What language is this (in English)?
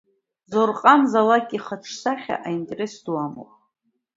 Abkhazian